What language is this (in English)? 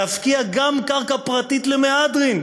Hebrew